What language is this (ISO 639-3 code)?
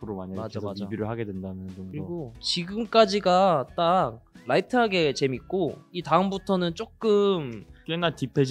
kor